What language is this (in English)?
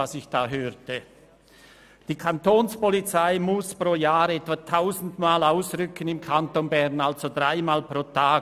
Swiss German